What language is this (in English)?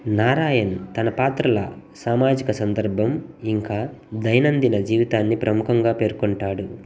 Telugu